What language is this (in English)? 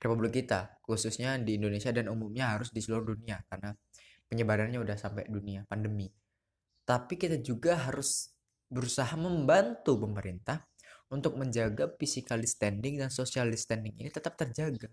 Indonesian